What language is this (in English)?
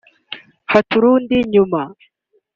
Kinyarwanda